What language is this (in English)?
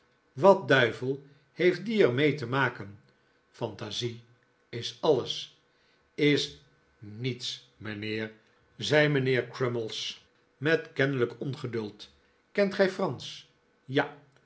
Dutch